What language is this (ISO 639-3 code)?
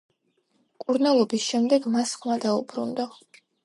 kat